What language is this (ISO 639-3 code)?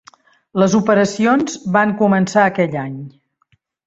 cat